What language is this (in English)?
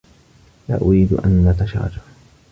Arabic